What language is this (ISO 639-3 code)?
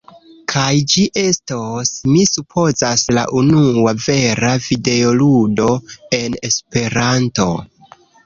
epo